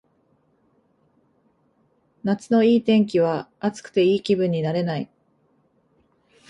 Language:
Japanese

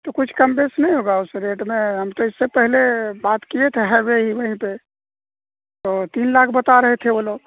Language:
Urdu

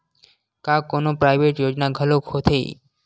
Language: Chhattisgarhi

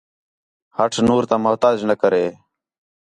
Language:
Khetrani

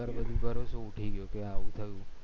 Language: Gujarati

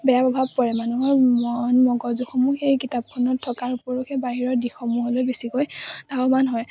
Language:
Assamese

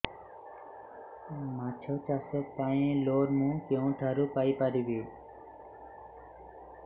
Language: Odia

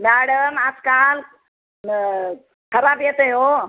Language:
Marathi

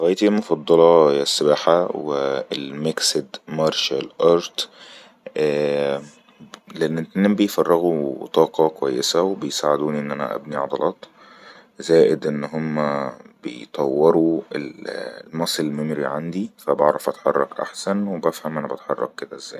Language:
Egyptian Arabic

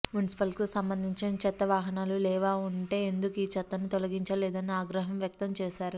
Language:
Telugu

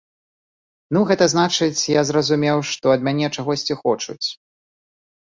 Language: Belarusian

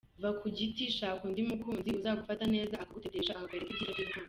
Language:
Kinyarwanda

